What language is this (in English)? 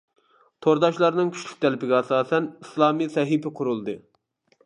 Uyghur